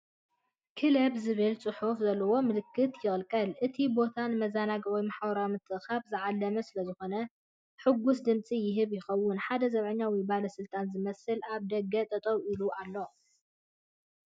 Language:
Tigrinya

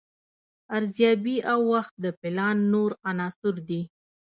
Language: Pashto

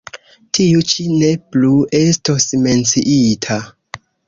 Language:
Esperanto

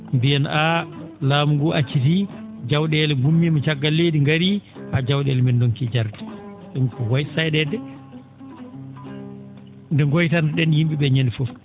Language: Fula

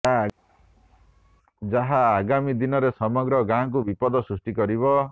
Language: Odia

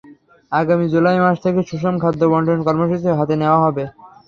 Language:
Bangla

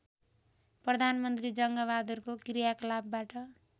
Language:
Nepali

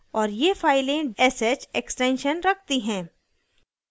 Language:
Hindi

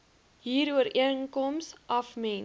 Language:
Afrikaans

